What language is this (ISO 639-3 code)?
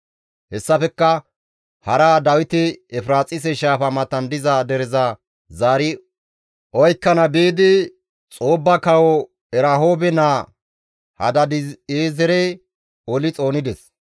gmv